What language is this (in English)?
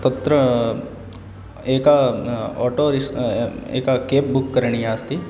Sanskrit